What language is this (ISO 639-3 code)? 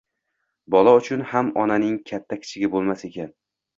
uzb